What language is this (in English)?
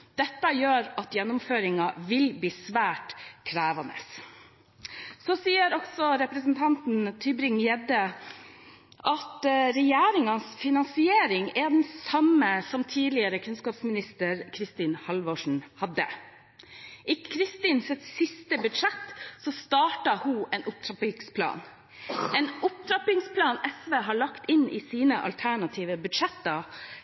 Norwegian Bokmål